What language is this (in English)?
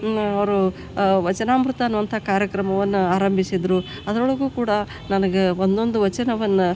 Kannada